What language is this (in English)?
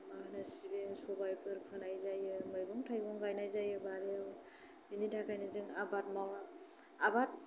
Bodo